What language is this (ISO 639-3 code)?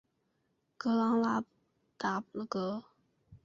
zho